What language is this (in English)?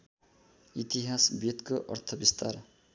Nepali